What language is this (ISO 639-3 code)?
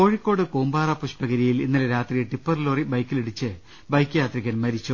mal